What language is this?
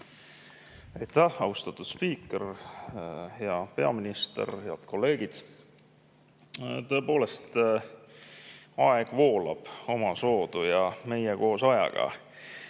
Estonian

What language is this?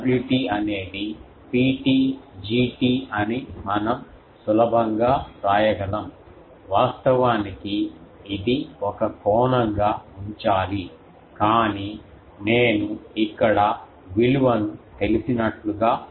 Telugu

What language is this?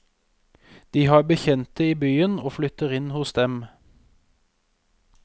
Norwegian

